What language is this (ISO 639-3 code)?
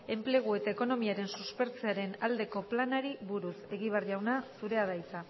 eus